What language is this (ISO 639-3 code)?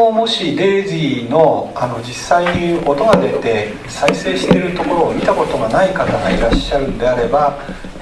jpn